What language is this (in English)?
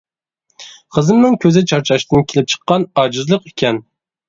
Uyghur